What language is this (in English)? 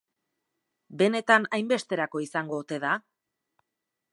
Basque